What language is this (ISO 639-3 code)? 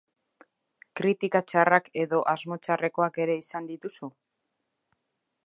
eus